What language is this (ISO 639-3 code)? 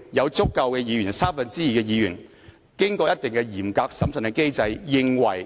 yue